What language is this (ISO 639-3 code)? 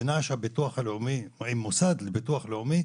heb